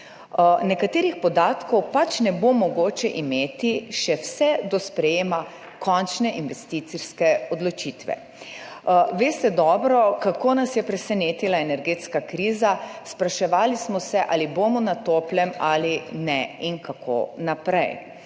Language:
Slovenian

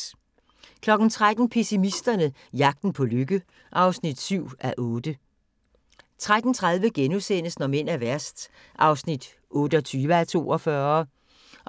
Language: Danish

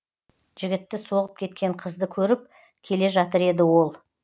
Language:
Kazakh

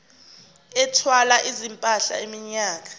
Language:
Zulu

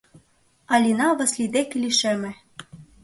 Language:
Mari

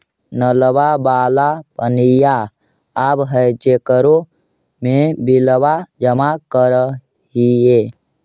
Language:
Magahi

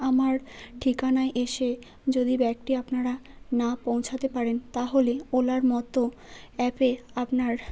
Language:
Bangla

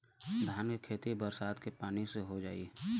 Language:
Bhojpuri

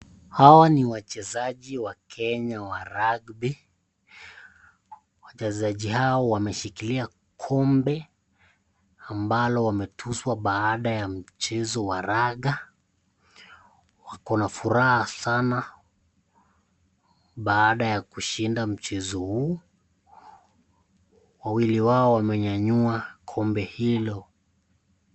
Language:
Swahili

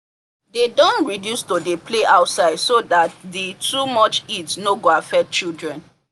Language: Nigerian Pidgin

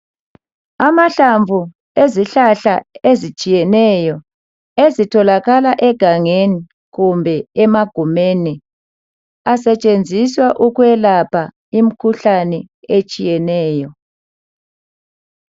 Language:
North Ndebele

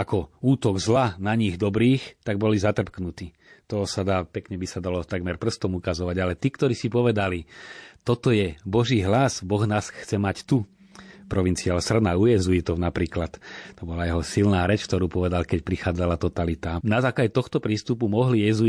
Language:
Slovak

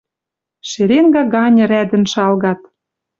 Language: Western Mari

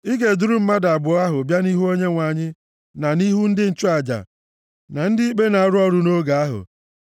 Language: Igbo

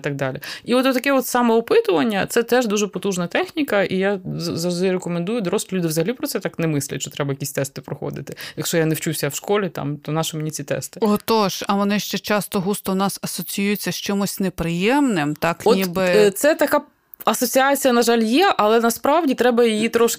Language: Ukrainian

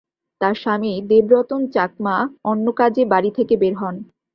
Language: Bangla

